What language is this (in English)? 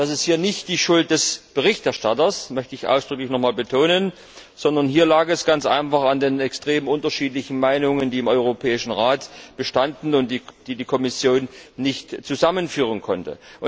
German